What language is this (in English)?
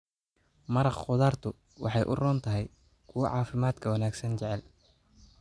Somali